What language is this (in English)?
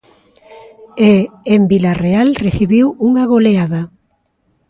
Galician